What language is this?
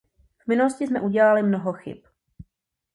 Czech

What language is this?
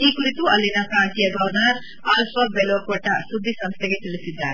Kannada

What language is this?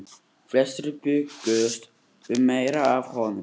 Icelandic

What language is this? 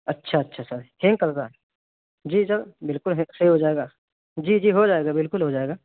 Urdu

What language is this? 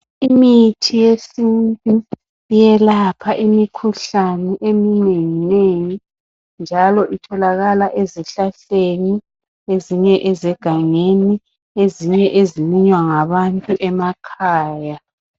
North Ndebele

